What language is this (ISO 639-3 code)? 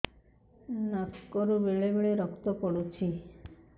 ori